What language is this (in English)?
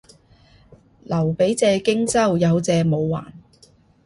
Cantonese